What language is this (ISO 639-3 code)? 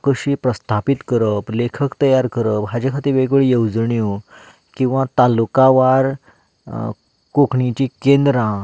kok